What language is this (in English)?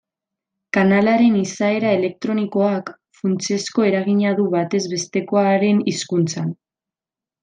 Basque